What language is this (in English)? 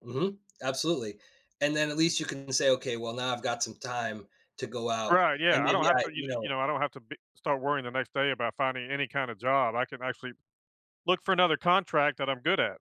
English